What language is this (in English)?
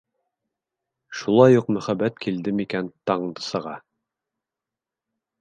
Bashkir